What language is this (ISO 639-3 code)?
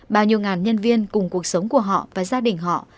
vie